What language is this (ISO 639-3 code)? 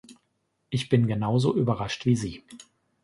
deu